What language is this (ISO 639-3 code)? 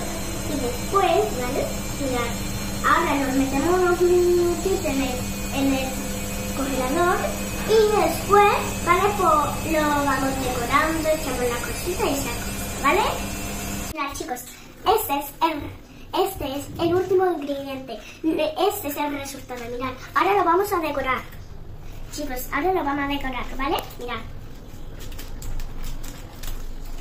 spa